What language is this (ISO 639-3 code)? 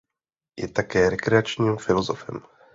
ces